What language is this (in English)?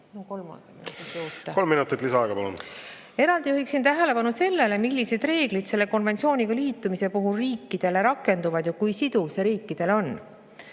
Estonian